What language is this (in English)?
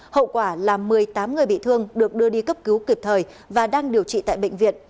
Vietnamese